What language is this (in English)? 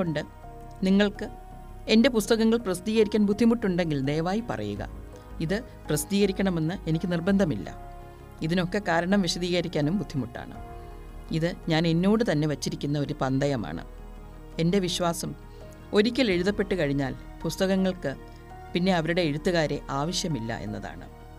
Malayalam